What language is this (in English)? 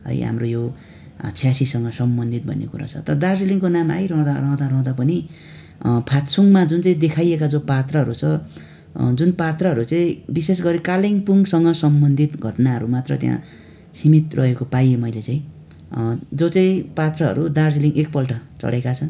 Nepali